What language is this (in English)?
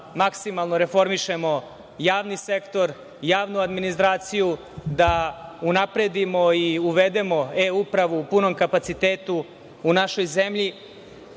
Serbian